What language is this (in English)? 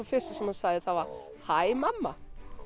Icelandic